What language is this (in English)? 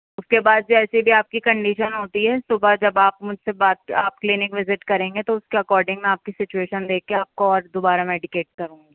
Urdu